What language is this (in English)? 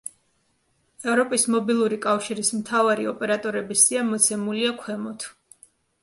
Georgian